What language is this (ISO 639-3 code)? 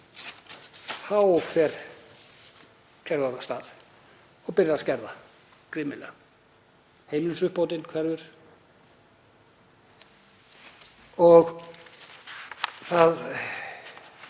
isl